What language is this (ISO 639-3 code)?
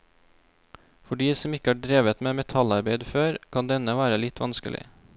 nor